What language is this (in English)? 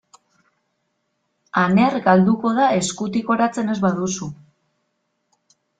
Basque